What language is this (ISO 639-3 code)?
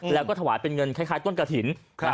tha